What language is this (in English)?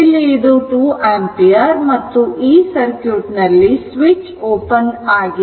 Kannada